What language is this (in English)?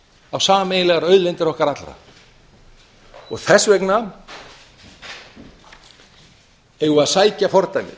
Icelandic